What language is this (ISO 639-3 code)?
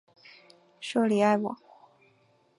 zho